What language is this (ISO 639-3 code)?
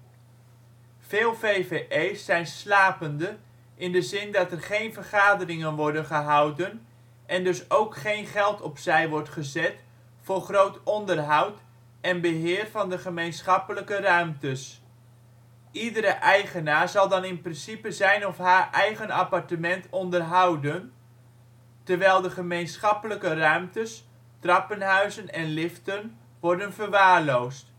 nld